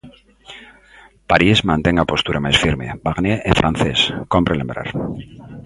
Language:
Galician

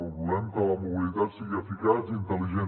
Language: Catalan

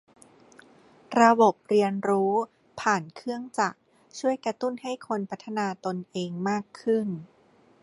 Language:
Thai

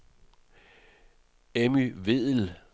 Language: Danish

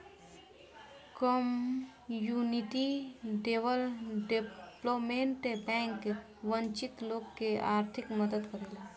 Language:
Bhojpuri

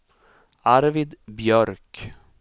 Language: Swedish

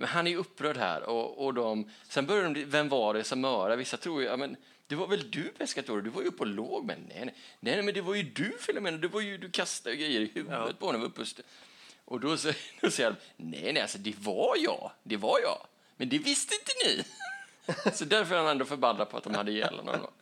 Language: Swedish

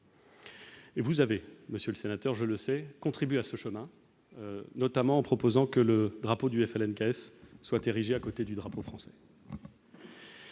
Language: French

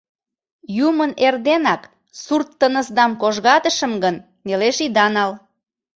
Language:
Mari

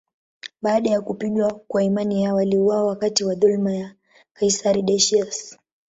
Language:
Swahili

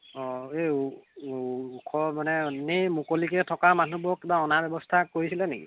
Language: Assamese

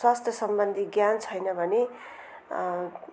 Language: Nepali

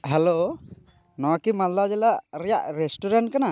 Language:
Santali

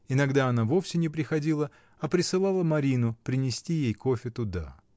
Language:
Russian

